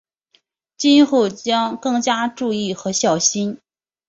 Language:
Chinese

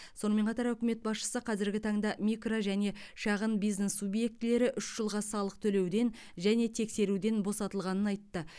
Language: Kazakh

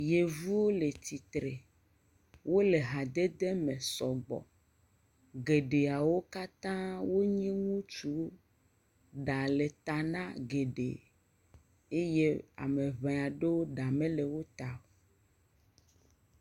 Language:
Ewe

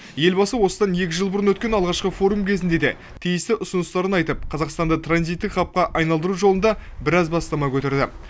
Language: Kazakh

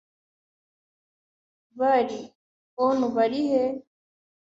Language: Kinyarwanda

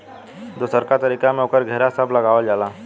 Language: Bhojpuri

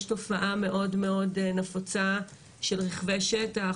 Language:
Hebrew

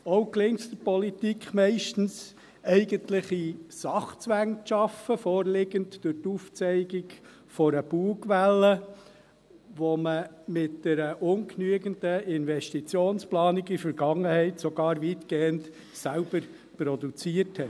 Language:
Swiss German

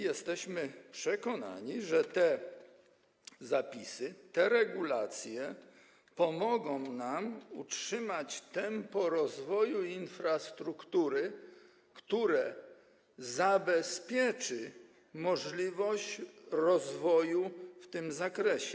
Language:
Polish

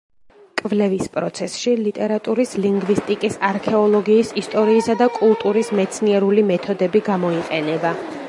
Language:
Georgian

